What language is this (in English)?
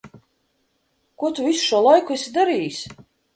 Latvian